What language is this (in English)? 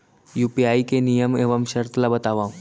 Chhattisgarhi